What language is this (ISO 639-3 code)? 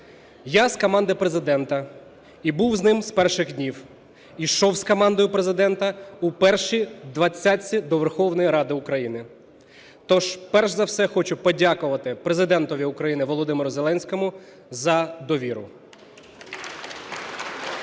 ukr